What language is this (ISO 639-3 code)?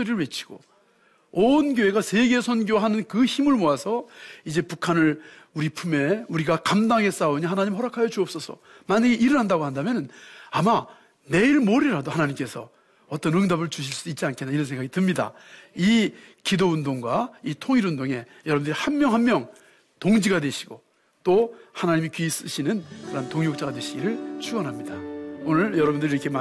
kor